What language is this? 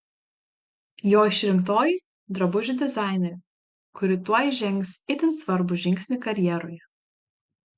Lithuanian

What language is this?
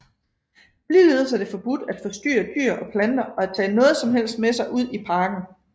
Danish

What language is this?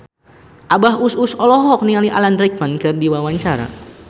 Sundanese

